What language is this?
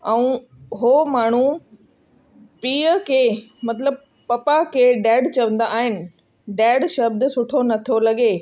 Sindhi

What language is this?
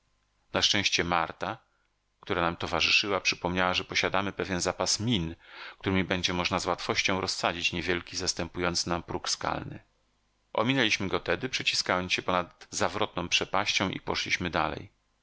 Polish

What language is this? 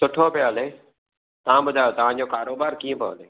Sindhi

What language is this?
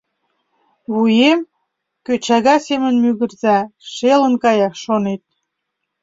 Mari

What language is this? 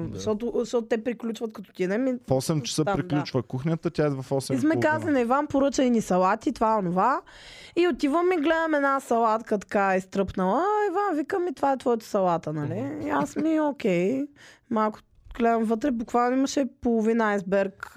Bulgarian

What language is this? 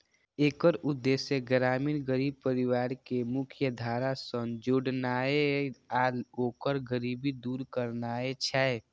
Maithili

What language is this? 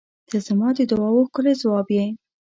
Pashto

